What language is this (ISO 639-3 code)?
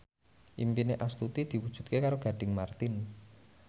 jav